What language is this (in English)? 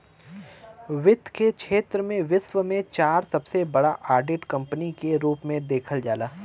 Bhojpuri